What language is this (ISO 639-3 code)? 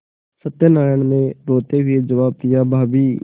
hin